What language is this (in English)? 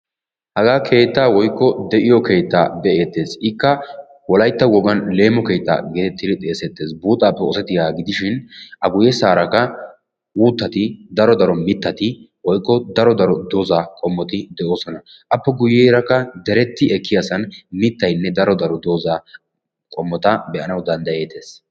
Wolaytta